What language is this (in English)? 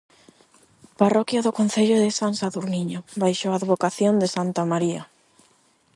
Galician